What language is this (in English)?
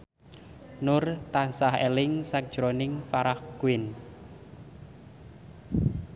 Javanese